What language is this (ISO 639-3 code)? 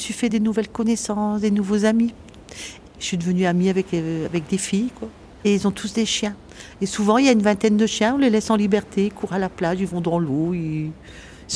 fra